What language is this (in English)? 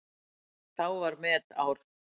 Icelandic